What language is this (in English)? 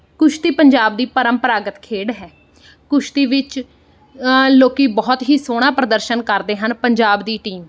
Punjabi